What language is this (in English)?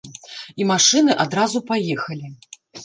Belarusian